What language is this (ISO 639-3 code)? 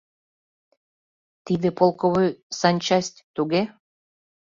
chm